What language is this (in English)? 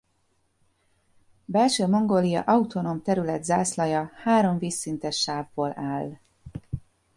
Hungarian